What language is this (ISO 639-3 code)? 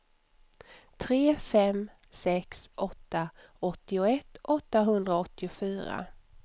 swe